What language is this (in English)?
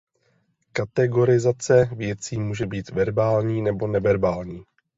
Czech